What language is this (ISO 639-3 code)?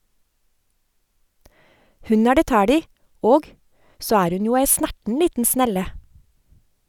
nor